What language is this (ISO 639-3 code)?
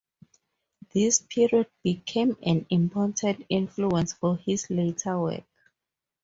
eng